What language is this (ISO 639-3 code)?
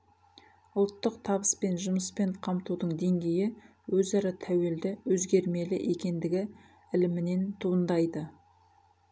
kaz